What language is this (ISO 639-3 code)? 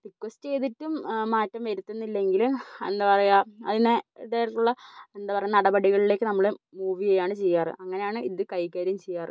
mal